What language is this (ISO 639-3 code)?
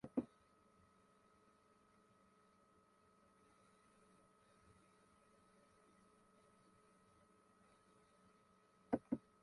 jpn